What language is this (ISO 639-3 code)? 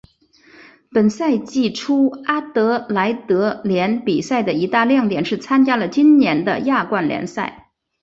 zho